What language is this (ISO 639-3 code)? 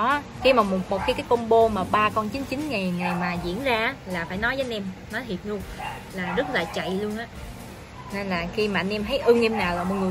vie